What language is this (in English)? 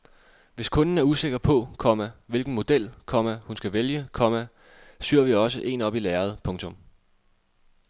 Danish